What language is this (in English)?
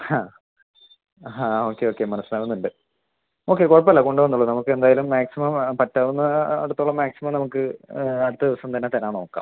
Malayalam